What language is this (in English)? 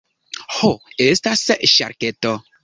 Esperanto